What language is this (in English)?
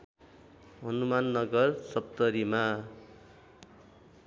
Nepali